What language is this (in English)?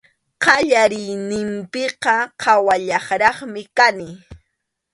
Arequipa-La Unión Quechua